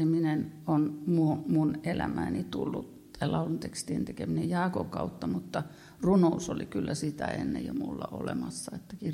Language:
Finnish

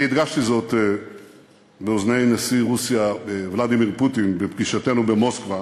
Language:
Hebrew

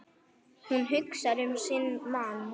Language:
Icelandic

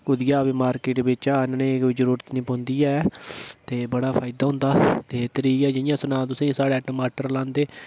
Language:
Dogri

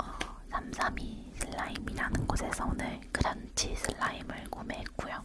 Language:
Korean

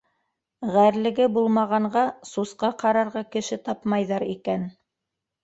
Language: Bashkir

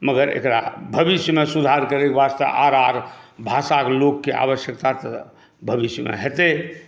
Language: Maithili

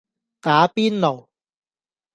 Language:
Cantonese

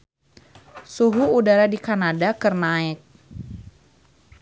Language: Sundanese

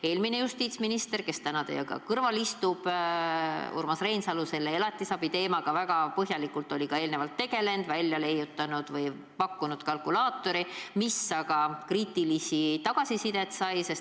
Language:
Estonian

